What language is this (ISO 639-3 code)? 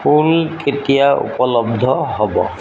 asm